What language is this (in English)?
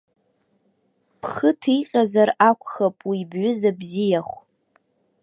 Abkhazian